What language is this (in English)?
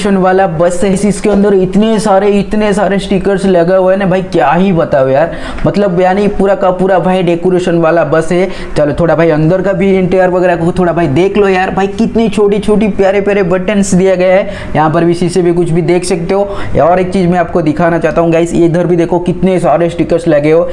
Hindi